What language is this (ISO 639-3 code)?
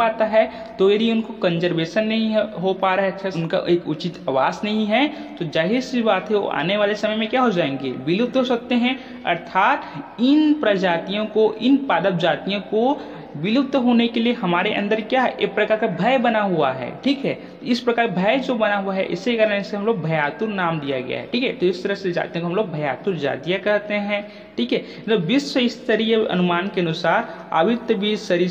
hin